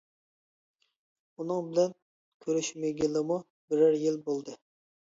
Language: Uyghur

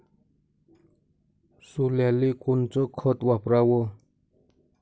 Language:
Marathi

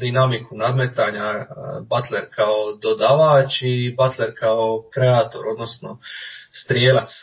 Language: Croatian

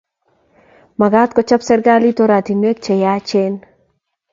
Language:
Kalenjin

